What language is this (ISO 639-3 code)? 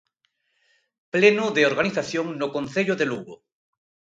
glg